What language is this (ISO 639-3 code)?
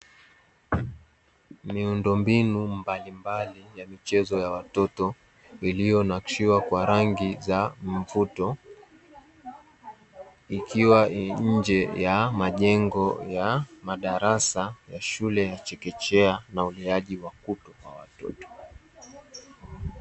swa